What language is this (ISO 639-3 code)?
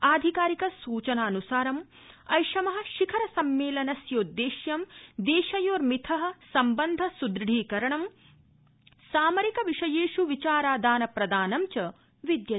san